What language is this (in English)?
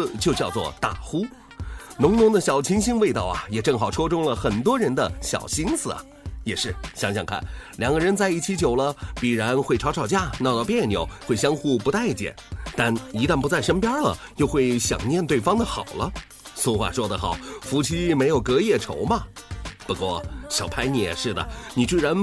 Chinese